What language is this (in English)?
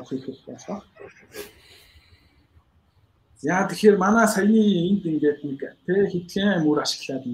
Polish